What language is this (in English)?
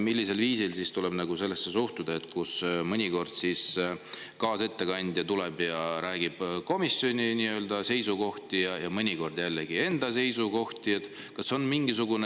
Estonian